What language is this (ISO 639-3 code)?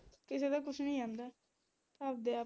pan